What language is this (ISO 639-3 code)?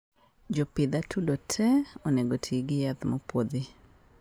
luo